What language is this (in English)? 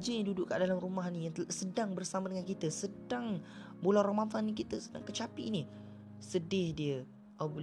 Malay